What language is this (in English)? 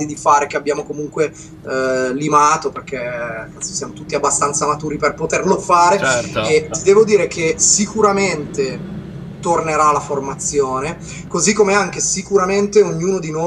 Italian